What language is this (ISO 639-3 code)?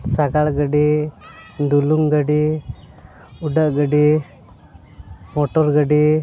sat